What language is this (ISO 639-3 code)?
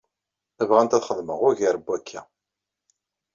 kab